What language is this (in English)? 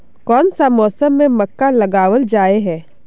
Magahi